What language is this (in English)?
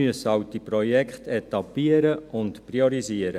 Swiss German